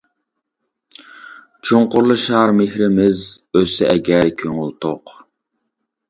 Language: Uyghur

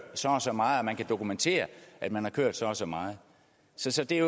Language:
Danish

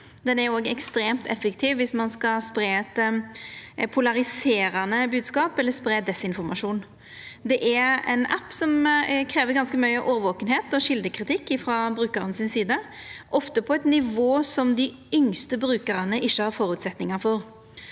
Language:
Norwegian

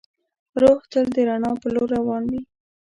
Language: Pashto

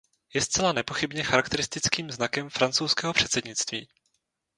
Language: Czech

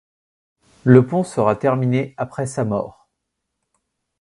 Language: French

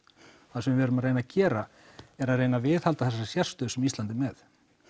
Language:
Icelandic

